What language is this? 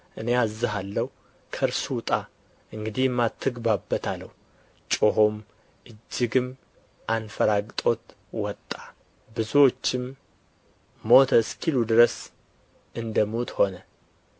Amharic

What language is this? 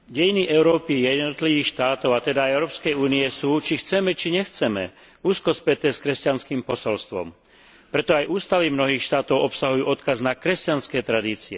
Slovak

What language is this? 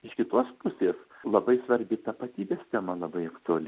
Lithuanian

